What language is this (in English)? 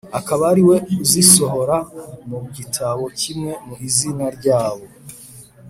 Kinyarwanda